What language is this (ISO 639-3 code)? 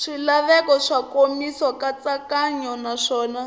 tso